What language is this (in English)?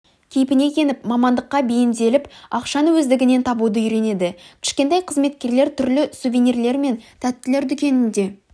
Kazakh